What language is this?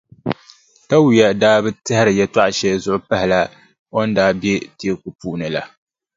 Dagbani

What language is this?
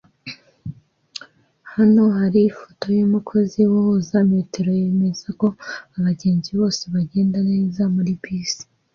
Kinyarwanda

